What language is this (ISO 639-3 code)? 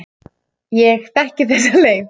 isl